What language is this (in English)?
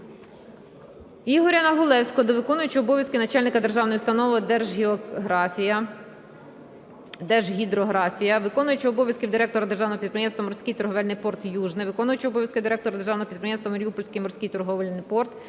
Ukrainian